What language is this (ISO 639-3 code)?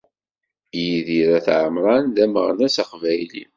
kab